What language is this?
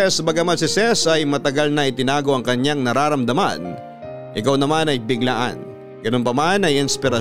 Filipino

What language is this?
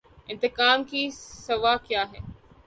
Urdu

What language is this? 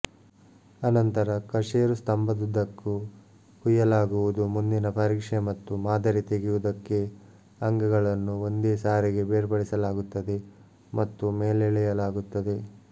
Kannada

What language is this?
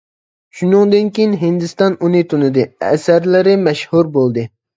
Uyghur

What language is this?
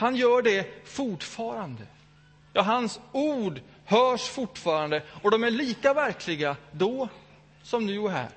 Swedish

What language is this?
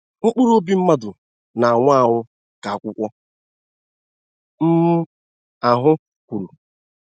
Igbo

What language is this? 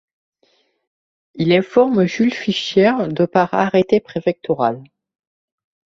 French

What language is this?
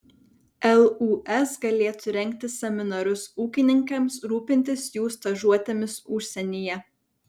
Lithuanian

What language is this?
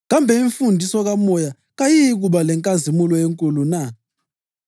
North Ndebele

